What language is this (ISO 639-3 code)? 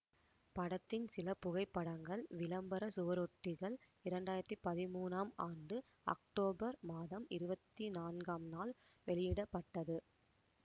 tam